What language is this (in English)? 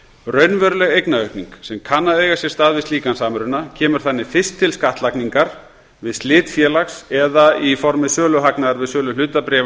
Icelandic